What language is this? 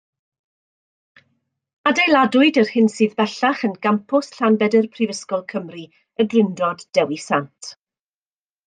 Welsh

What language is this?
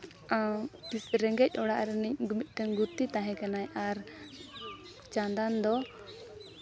Santali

